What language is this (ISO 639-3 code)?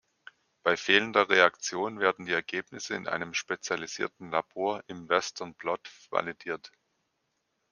deu